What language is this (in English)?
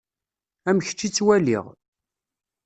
Kabyle